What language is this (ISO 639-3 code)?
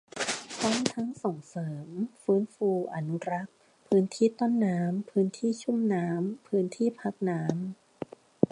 tha